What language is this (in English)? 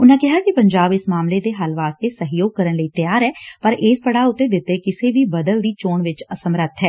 Punjabi